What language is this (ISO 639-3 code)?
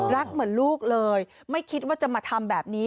tha